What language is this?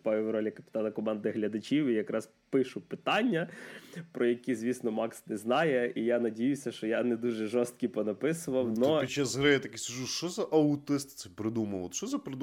Ukrainian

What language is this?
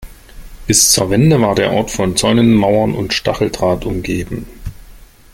German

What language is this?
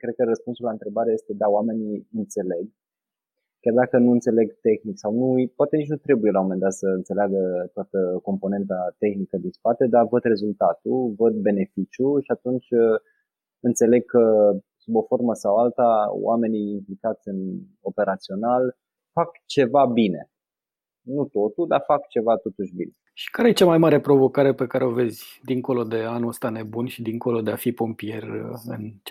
Romanian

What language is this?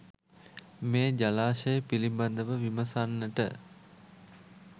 Sinhala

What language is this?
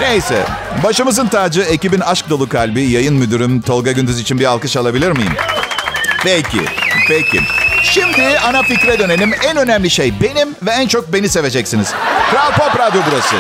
Turkish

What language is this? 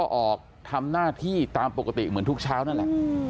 Thai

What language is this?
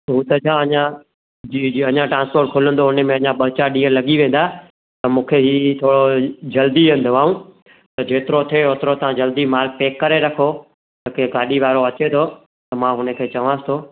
Sindhi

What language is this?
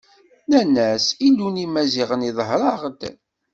Kabyle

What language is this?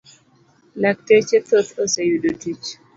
Luo (Kenya and Tanzania)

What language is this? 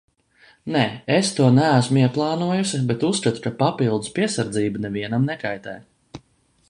Latvian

